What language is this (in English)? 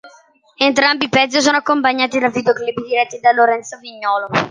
Italian